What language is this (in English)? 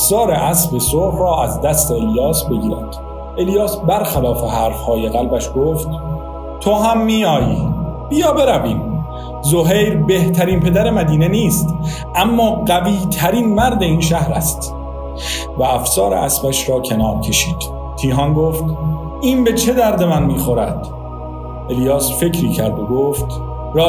Persian